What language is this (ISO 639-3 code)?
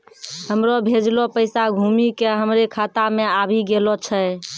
mai